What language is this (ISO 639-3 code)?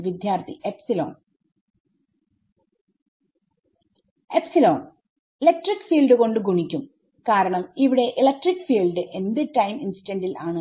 mal